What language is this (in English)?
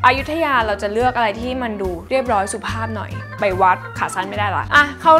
Thai